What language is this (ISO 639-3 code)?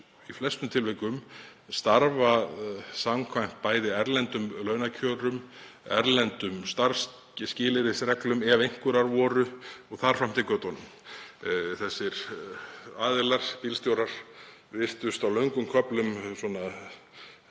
isl